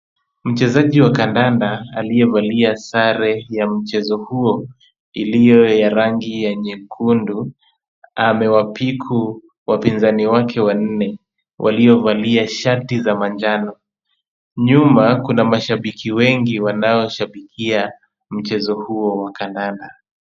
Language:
Swahili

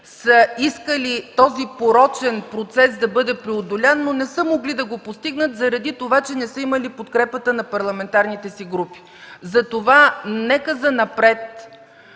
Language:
Bulgarian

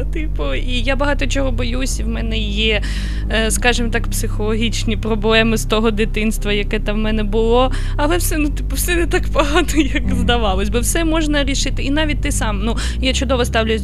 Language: Ukrainian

